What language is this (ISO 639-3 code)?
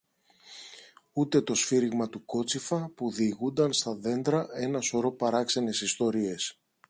ell